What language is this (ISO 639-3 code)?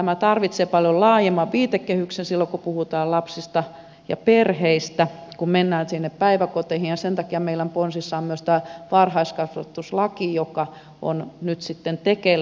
fin